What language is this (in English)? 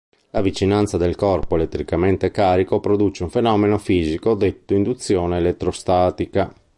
Italian